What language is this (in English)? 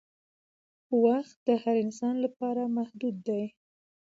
Pashto